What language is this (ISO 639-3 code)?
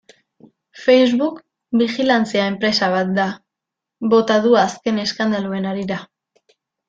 eus